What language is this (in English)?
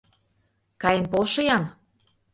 Mari